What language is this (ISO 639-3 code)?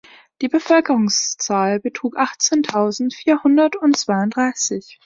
deu